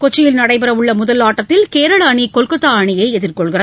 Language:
Tamil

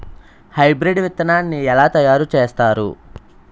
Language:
Telugu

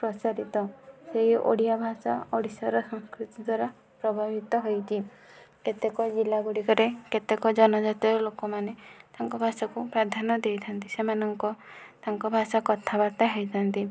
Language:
Odia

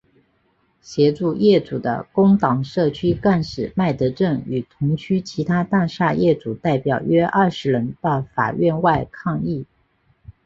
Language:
Chinese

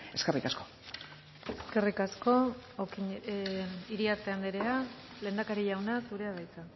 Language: Basque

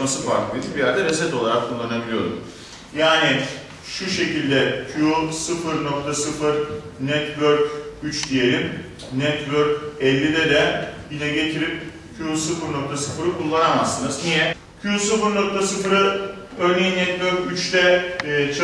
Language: Turkish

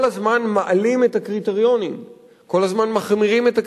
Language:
Hebrew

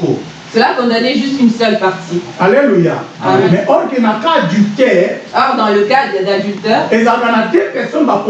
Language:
French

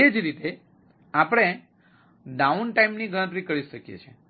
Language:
Gujarati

